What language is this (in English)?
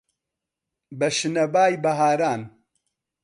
Central Kurdish